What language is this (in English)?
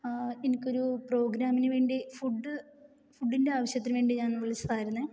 Malayalam